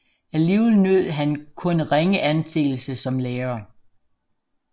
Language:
Danish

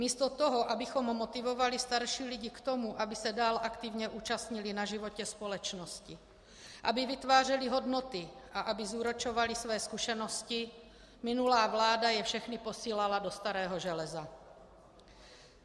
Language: Czech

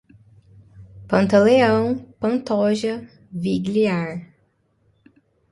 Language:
Portuguese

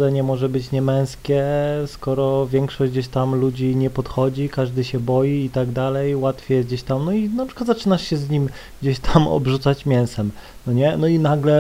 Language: Polish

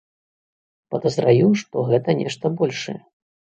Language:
Belarusian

